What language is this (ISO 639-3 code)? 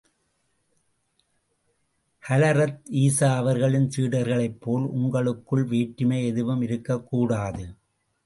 tam